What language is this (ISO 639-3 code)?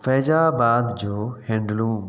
snd